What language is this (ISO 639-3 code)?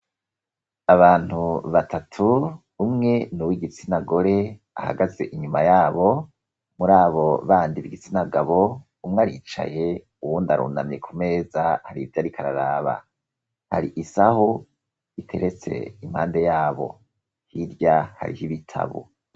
run